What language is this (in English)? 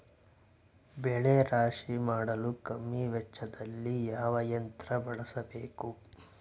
Kannada